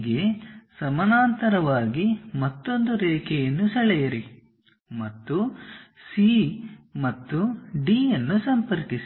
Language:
Kannada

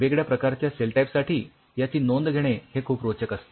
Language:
Marathi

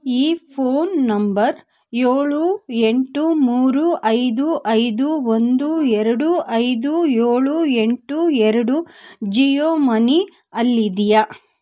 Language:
Kannada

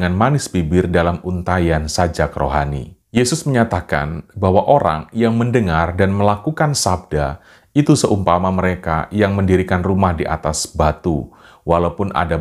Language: Indonesian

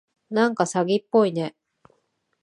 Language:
Japanese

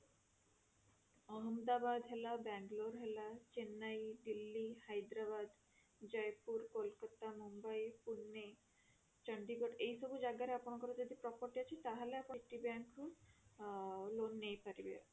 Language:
Odia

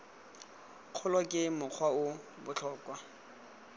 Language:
Tswana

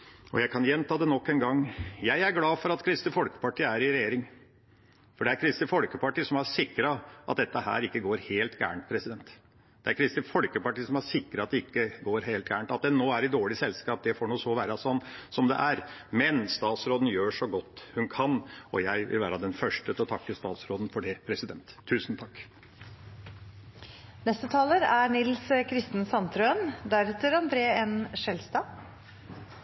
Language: Norwegian Bokmål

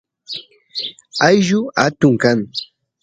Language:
Santiago del Estero Quichua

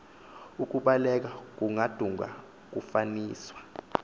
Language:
Xhosa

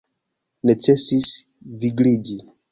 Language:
Esperanto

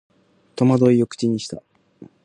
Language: Japanese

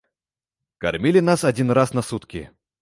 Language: Belarusian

